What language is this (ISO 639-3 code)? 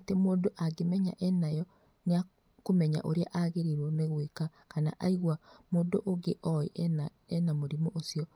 kik